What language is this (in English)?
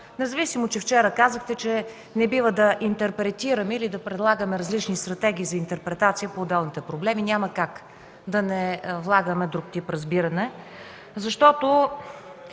Bulgarian